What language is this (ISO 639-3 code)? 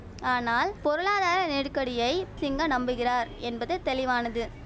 tam